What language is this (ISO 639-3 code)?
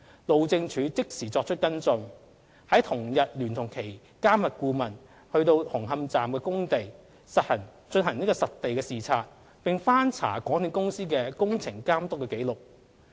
yue